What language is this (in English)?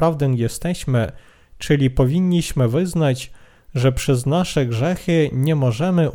Polish